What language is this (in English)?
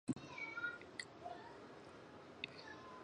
Chinese